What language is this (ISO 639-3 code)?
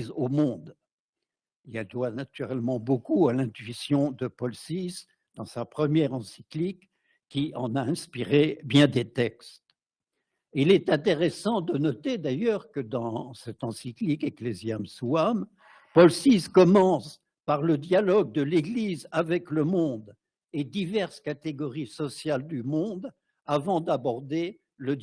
fra